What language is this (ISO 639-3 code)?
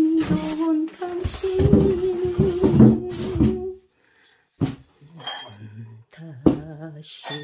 kor